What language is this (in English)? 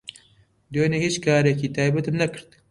Central Kurdish